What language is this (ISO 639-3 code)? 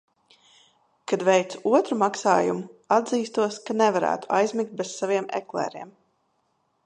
lav